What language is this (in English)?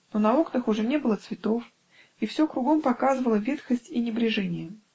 Russian